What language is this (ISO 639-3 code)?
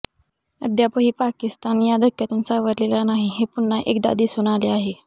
mar